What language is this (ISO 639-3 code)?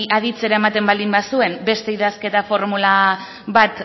eus